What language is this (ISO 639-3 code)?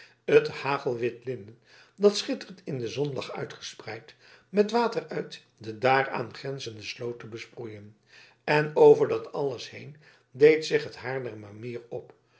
nld